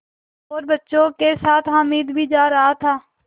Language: Hindi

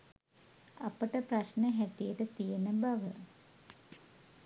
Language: Sinhala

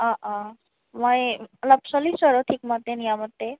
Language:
Assamese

